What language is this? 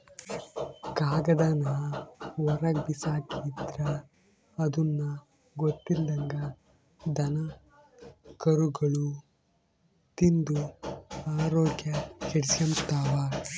Kannada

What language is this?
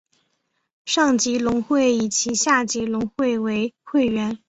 Chinese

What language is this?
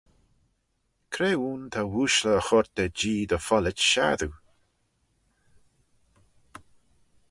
Manx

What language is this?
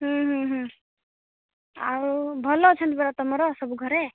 Odia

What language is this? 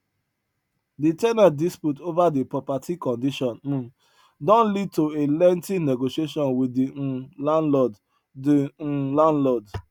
Nigerian Pidgin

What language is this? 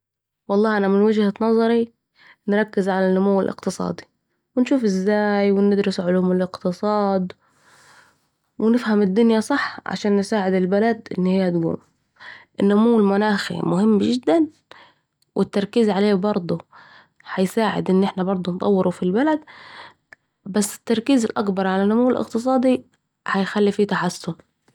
Saidi Arabic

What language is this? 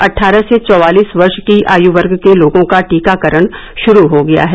Hindi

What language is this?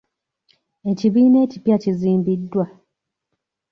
Ganda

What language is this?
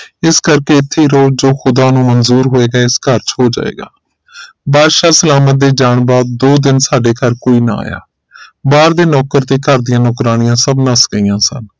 Punjabi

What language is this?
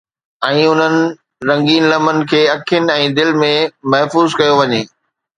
Sindhi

